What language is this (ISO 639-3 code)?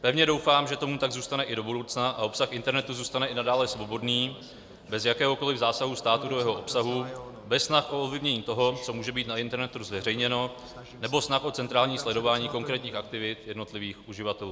ces